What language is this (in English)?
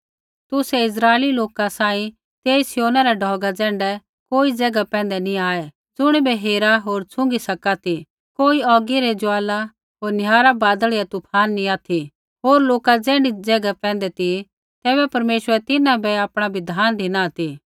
Kullu Pahari